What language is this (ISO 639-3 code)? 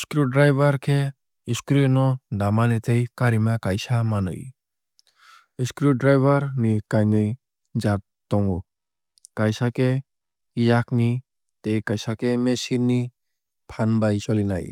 trp